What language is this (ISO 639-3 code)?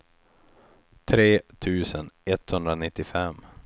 swe